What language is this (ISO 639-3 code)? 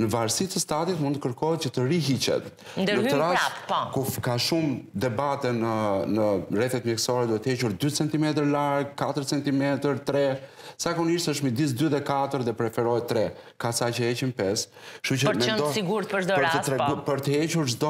ron